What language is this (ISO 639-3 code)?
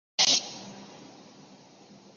zho